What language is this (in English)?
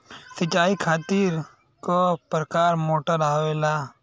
Bhojpuri